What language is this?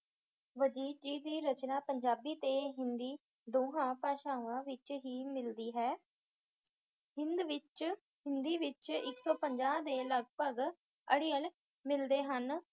Punjabi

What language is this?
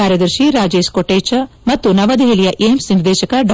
Kannada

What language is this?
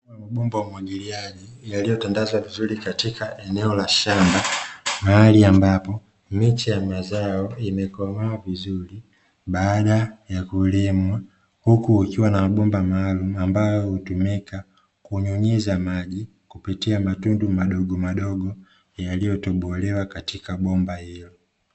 Swahili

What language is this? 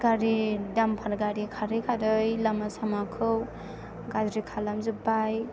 Bodo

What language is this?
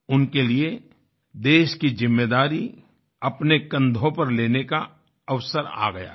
Hindi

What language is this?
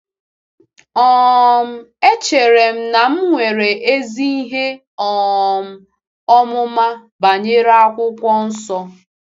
Igbo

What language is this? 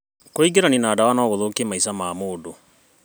Kikuyu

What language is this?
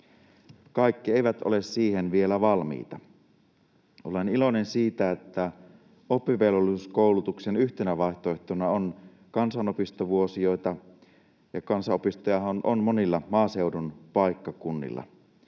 Finnish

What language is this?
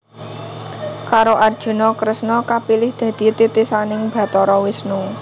Javanese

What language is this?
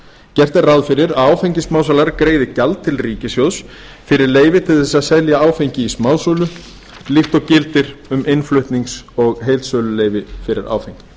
Icelandic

